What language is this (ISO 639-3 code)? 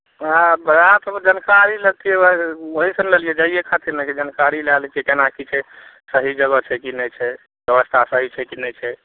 mai